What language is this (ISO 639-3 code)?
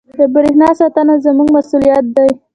pus